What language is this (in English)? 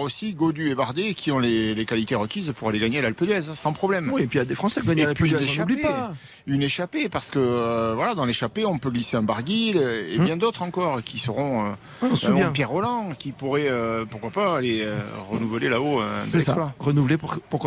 French